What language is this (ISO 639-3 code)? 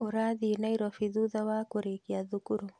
kik